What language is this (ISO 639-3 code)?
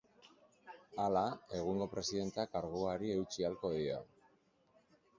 eus